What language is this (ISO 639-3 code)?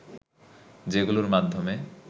ben